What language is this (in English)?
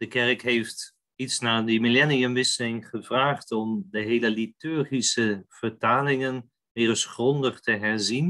Dutch